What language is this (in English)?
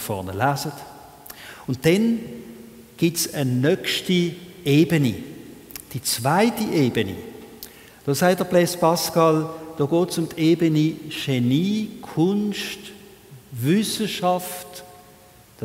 German